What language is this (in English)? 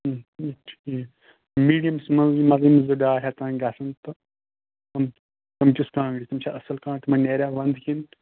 Kashmiri